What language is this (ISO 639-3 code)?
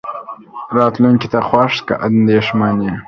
pus